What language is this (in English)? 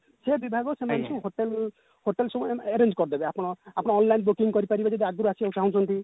Odia